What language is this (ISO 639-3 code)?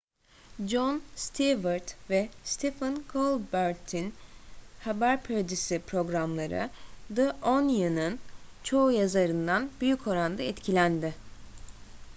tur